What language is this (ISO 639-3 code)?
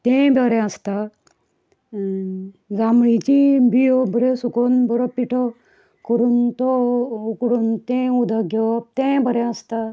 kok